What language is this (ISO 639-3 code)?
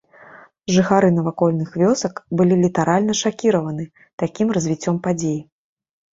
bel